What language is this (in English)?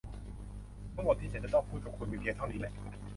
Thai